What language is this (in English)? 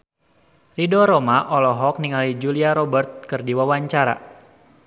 Sundanese